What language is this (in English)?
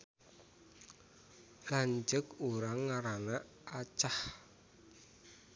Sundanese